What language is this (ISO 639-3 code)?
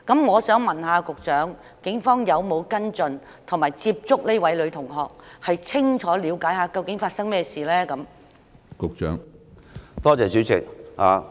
yue